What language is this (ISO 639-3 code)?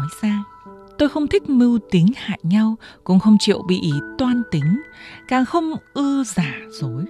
vie